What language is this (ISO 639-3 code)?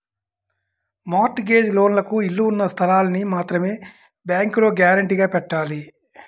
tel